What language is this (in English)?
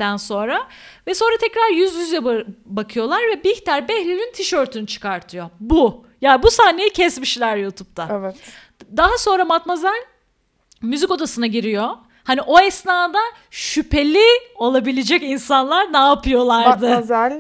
Turkish